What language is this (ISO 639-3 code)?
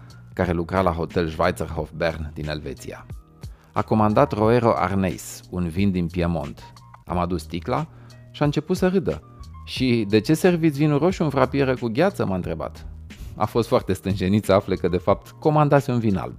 ron